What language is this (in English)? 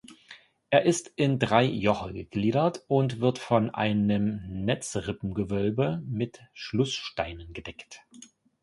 German